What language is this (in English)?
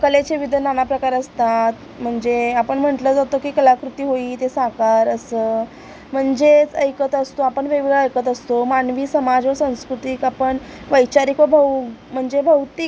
Marathi